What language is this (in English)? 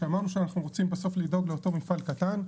Hebrew